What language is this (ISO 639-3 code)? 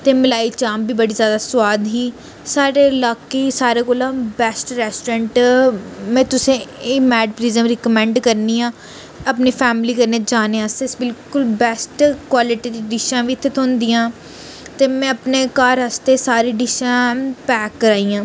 doi